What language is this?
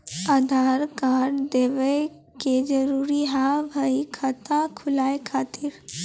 Maithili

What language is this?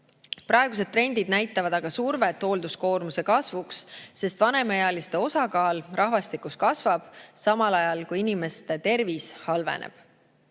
Estonian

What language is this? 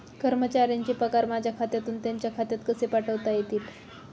Marathi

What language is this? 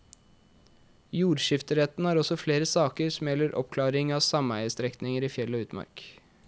Norwegian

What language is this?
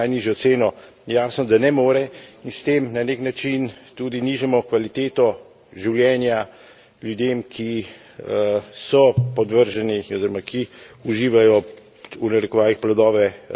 Slovenian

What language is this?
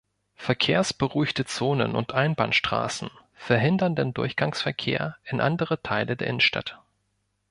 German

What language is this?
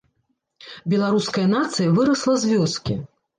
Belarusian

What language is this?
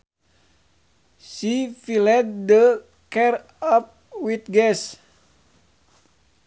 Sundanese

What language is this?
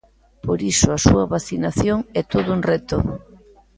Galician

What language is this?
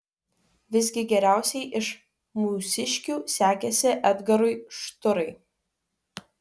Lithuanian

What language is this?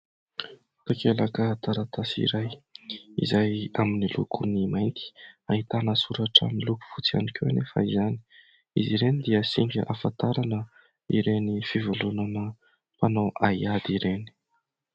Malagasy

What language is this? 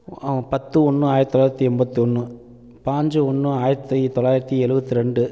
Tamil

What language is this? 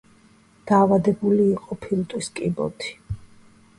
Georgian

